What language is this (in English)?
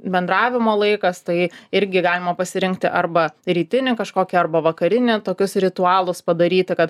Lithuanian